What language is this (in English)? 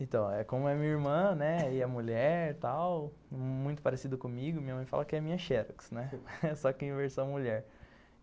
Portuguese